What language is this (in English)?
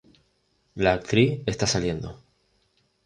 Spanish